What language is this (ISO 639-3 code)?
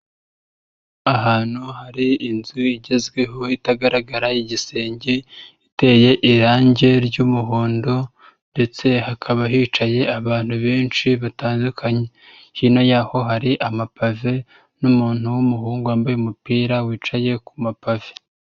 kin